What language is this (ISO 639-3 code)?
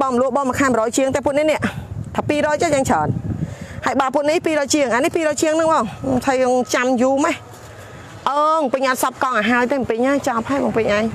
tha